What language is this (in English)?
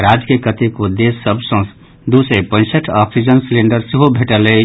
Maithili